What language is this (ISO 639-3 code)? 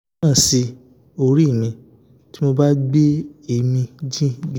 yor